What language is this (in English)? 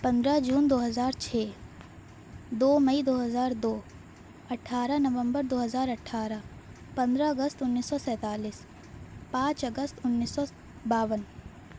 Urdu